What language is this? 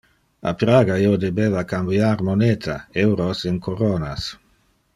Interlingua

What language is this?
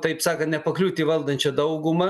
Lithuanian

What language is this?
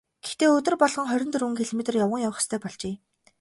Mongolian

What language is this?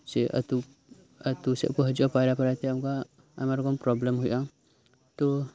Santali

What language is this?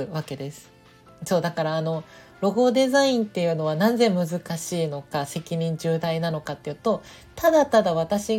Japanese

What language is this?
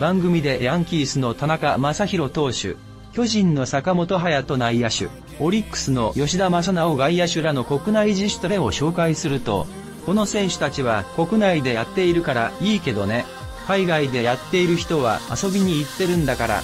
Japanese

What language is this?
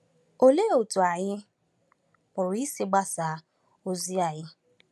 Igbo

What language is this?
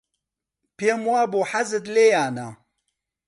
Central Kurdish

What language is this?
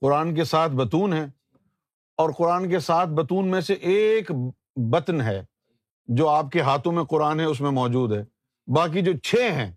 Urdu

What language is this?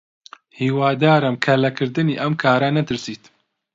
Central Kurdish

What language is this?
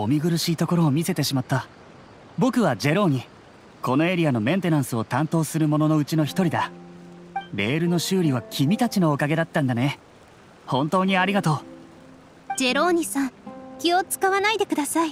Japanese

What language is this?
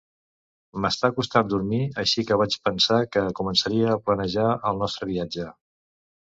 Catalan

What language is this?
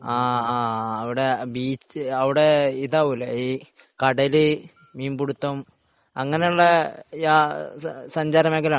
Malayalam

